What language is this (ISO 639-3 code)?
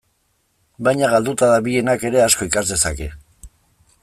eus